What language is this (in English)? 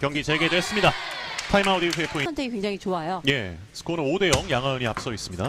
Korean